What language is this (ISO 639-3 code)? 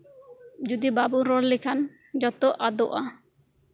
sat